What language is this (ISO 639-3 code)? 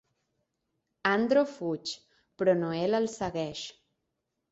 cat